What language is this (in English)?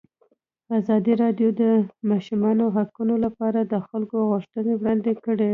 Pashto